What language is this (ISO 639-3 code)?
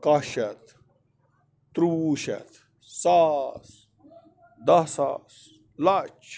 kas